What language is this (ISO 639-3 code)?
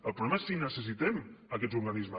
cat